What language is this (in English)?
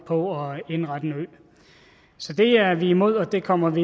Danish